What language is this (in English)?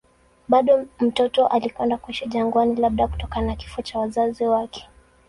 Swahili